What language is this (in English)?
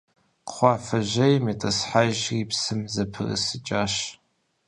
Kabardian